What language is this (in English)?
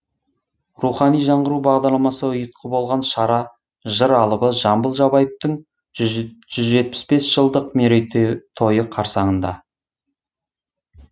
Kazakh